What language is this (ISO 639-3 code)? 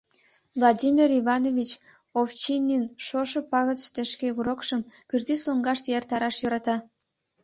chm